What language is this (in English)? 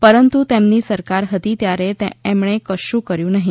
Gujarati